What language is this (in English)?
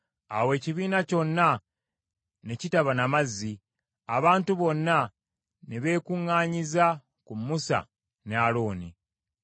Ganda